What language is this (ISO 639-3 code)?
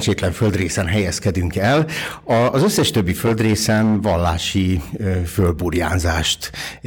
hun